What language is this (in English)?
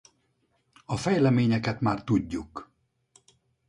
Hungarian